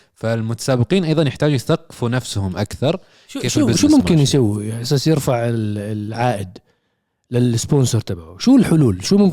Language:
Arabic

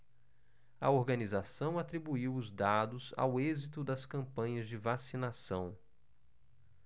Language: Portuguese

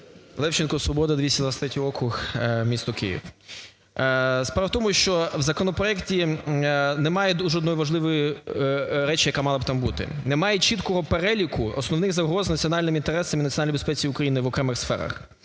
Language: Ukrainian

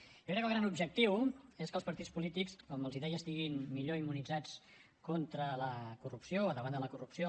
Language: Catalan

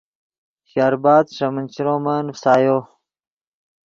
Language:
Yidgha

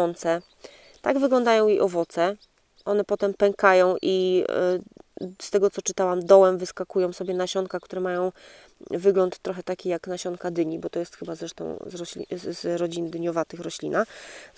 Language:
Polish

